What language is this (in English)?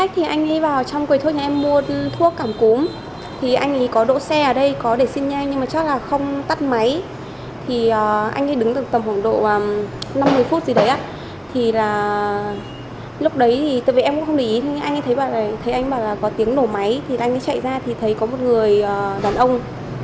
Vietnamese